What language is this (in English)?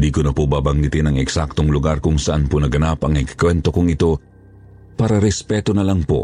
Filipino